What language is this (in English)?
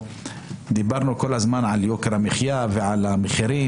Hebrew